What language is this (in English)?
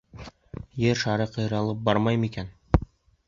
Bashkir